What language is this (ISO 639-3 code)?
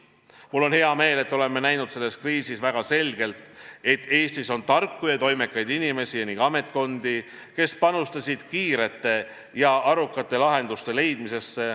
est